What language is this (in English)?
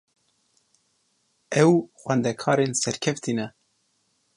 Kurdish